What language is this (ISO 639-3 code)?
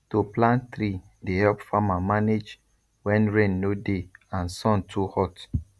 pcm